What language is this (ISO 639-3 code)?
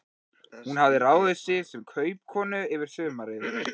isl